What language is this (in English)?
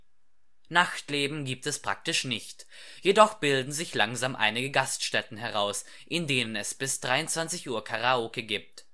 German